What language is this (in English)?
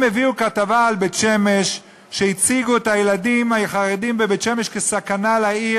Hebrew